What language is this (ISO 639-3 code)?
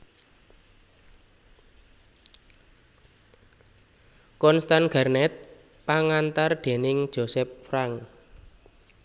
jav